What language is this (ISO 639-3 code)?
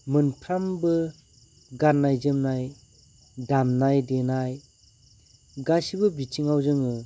brx